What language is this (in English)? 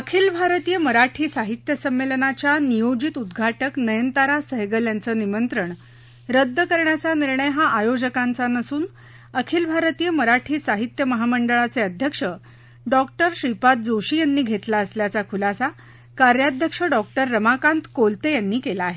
Marathi